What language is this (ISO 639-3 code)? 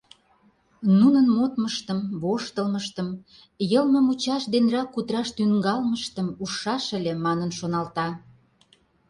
chm